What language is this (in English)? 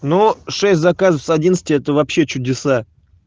Russian